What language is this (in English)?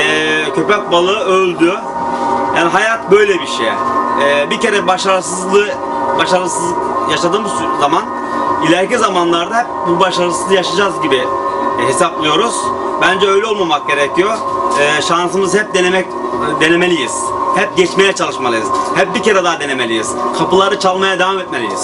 Turkish